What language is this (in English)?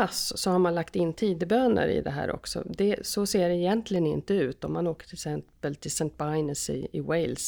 Swedish